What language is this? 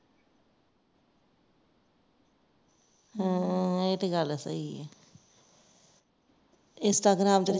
Punjabi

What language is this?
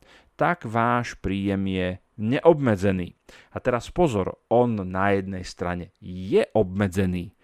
Slovak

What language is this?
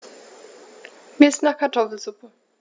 German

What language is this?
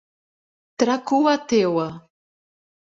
Portuguese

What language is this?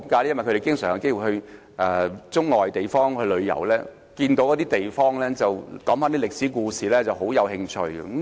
Cantonese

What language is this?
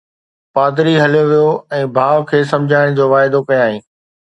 Sindhi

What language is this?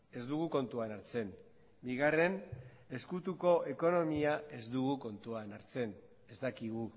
Basque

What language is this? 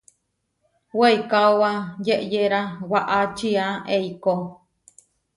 Huarijio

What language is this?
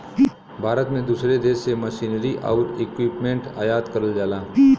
Bhojpuri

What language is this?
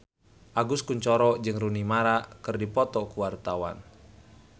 Sundanese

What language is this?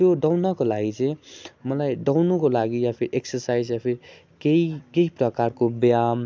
Nepali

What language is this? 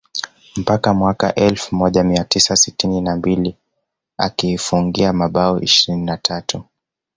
Swahili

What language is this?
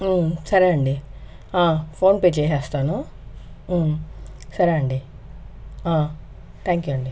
Telugu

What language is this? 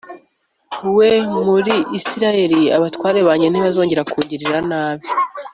Kinyarwanda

